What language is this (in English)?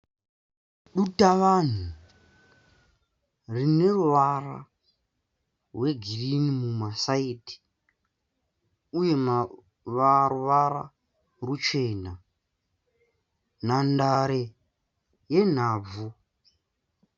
Shona